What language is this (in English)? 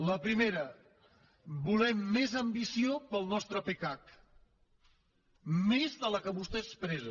Catalan